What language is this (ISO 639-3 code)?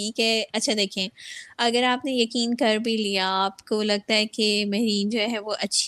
urd